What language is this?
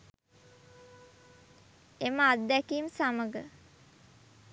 Sinhala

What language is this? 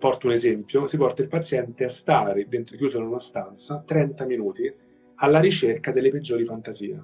Italian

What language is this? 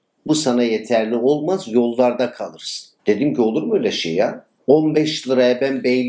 Turkish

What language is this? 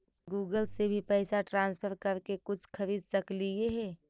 Magahi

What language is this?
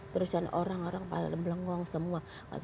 Indonesian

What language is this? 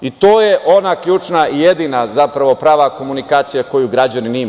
Serbian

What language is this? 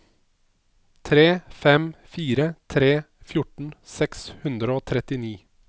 Norwegian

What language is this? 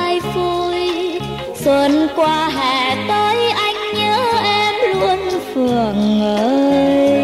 Vietnamese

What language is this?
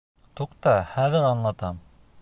Bashkir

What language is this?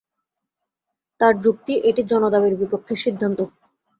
Bangla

